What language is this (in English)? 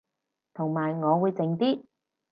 Cantonese